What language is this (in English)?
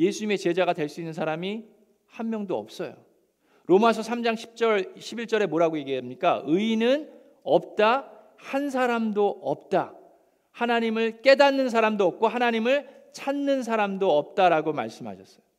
Korean